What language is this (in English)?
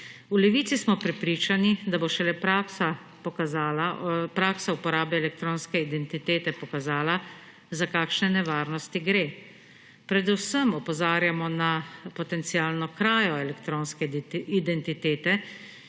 Slovenian